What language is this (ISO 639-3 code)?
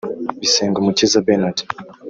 kin